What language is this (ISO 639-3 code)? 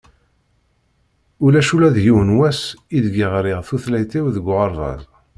kab